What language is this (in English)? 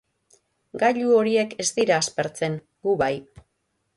Basque